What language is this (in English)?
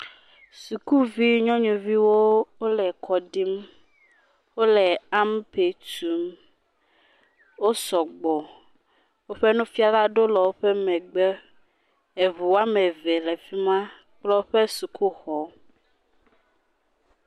Ewe